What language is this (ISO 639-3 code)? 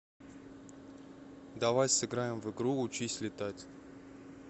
rus